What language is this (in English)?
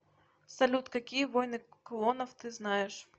Russian